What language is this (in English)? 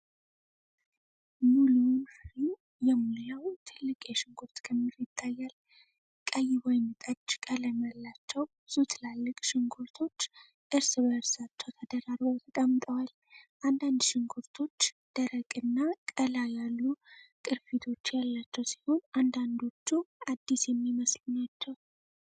Amharic